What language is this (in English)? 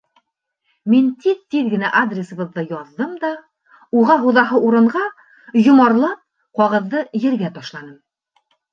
Bashkir